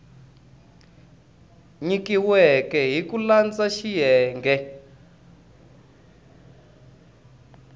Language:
Tsonga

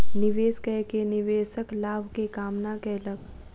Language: Maithili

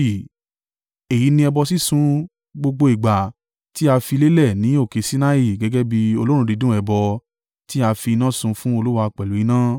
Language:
Yoruba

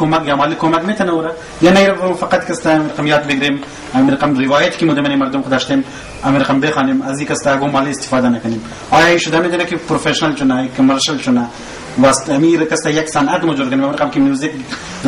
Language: Persian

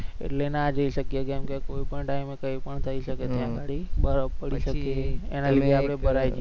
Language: Gujarati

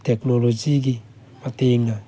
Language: Manipuri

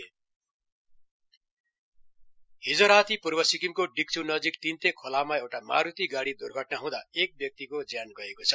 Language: Nepali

